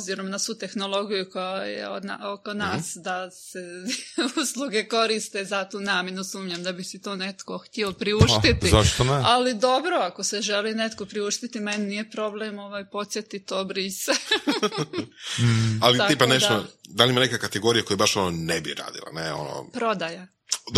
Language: Croatian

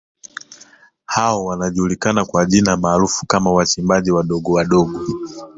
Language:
Swahili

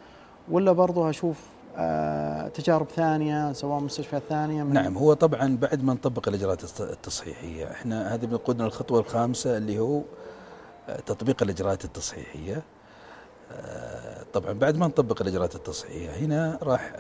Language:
Arabic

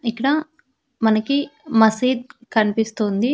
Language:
Telugu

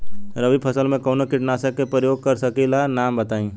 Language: Bhojpuri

